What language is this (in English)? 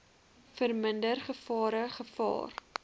Afrikaans